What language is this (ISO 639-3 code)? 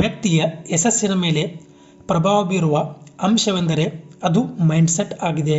kan